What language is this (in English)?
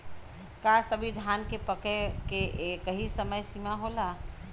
Bhojpuri